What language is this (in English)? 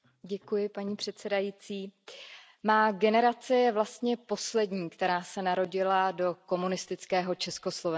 Czech